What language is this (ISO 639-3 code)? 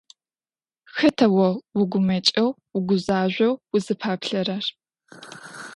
ady